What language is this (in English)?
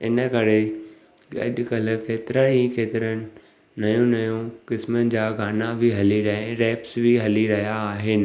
Sindhi